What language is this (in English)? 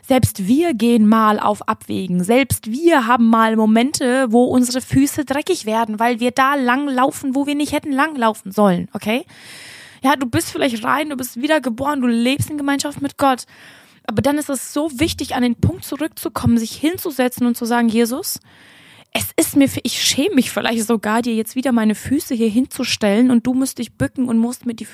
German